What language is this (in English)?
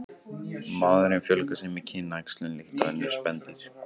Icelandic